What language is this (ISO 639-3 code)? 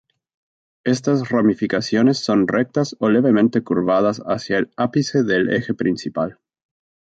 spa